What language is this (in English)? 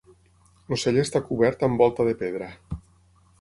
Catalan